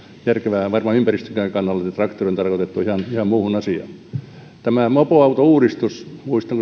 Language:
Finnish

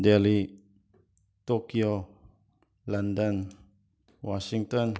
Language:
Manipuri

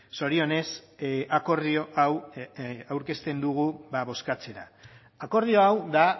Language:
Basque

